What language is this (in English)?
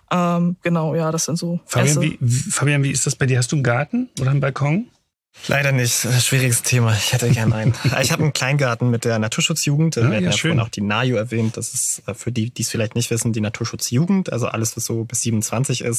German